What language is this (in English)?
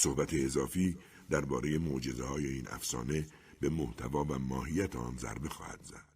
Persian